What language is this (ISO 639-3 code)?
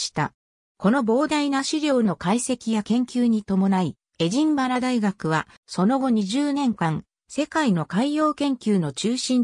jpn